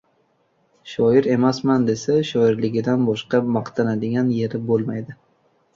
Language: Uzbek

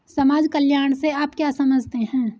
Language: Hindi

